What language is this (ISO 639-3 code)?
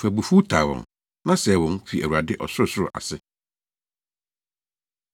aka